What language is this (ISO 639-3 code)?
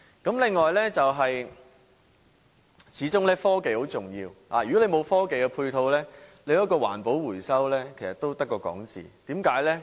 yue